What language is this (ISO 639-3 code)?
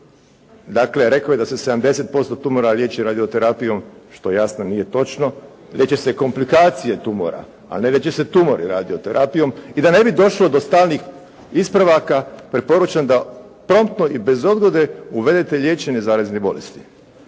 hrv